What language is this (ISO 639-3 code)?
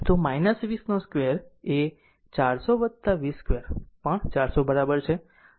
guj